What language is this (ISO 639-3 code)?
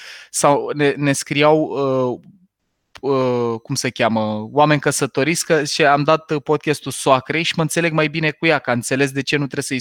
ron